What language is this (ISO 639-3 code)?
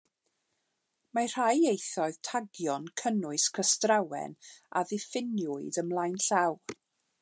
cym